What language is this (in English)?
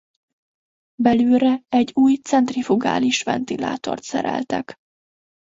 Hungarian